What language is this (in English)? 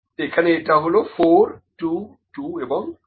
Bangla